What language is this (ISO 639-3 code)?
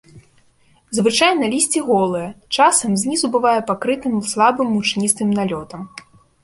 bel